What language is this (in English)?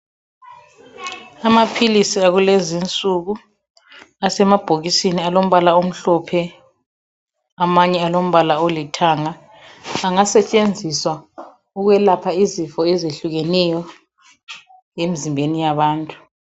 North Ndebele